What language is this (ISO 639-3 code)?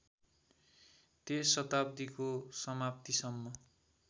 nep